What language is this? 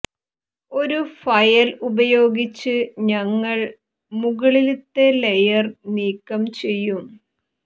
Malayalam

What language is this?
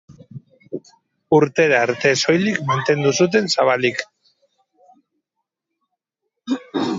Basque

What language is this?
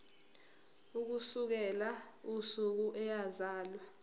Zulu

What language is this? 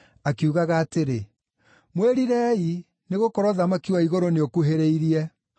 Kikuyu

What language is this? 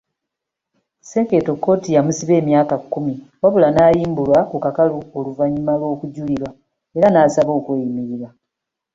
Ganda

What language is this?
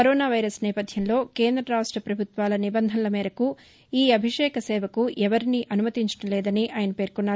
Telugu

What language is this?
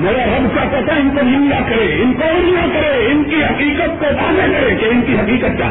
Urdu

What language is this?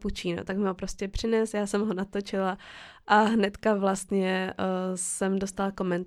Czech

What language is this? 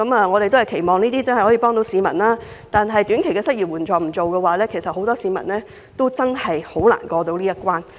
Cantonese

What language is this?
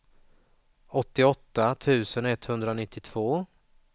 Swedish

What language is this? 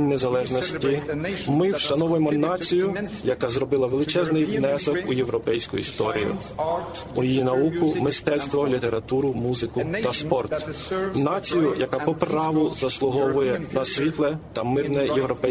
Ukrainian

